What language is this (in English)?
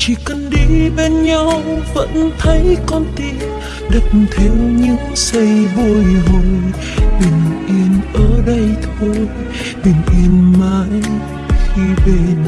Vietnamese